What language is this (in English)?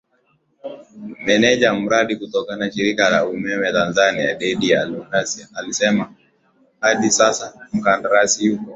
Swahili